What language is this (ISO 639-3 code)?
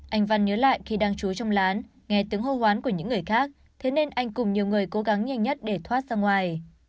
vie